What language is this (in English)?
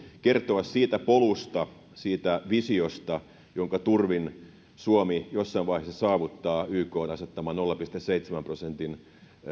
Finnish